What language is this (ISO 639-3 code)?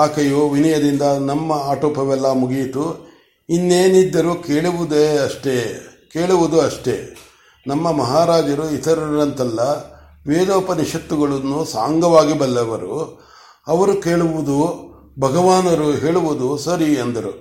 kan